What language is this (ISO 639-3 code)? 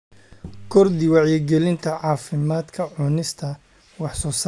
som